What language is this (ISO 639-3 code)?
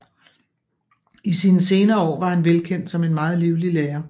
dan